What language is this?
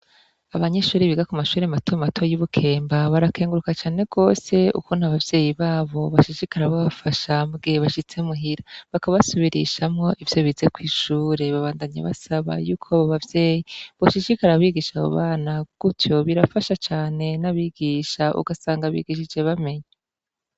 Rundi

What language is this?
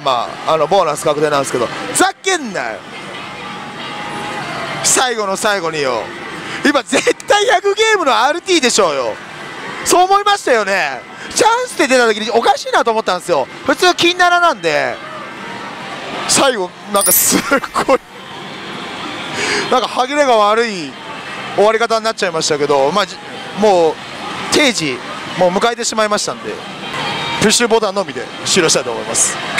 Japanese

